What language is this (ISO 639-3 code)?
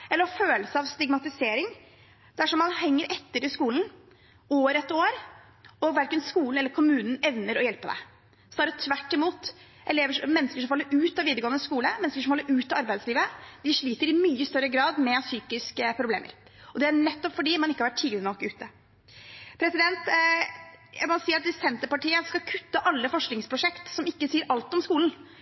nob